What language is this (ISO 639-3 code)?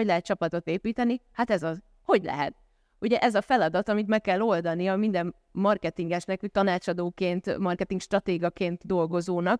hun